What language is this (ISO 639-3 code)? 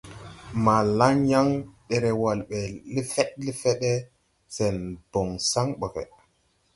tui